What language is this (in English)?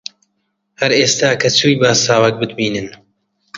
Central Kurdish